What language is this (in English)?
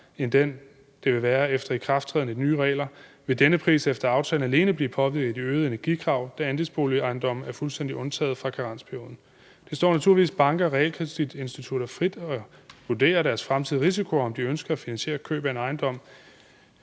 Danish